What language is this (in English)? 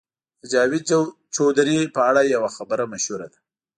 Pashto